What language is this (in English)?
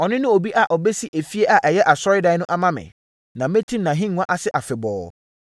Akan